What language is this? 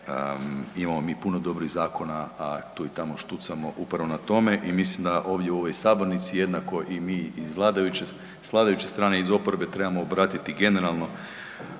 Croatian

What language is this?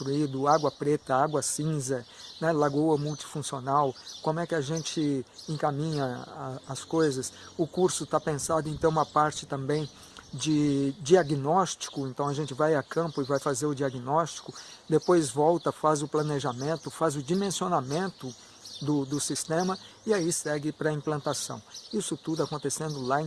Portuguese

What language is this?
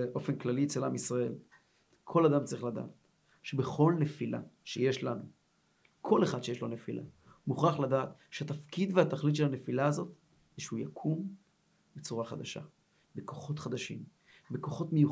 Hebrew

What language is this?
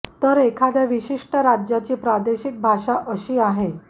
Marathi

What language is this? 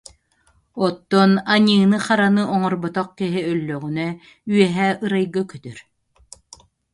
Yakut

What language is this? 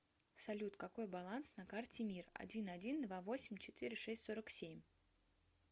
Russian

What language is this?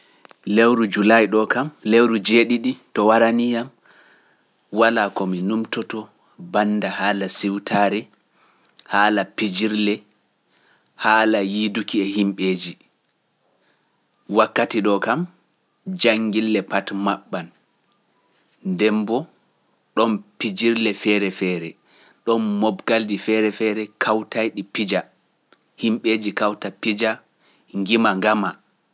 Pular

